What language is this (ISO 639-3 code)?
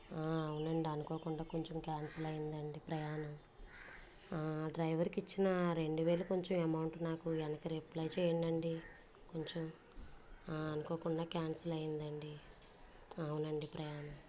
tel